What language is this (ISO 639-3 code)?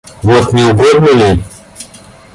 rus